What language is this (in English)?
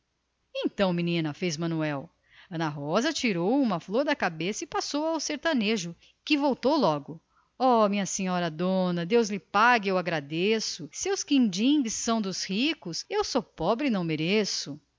Portuguese